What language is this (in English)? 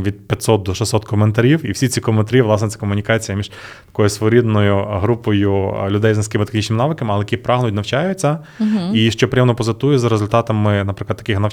Ukrainian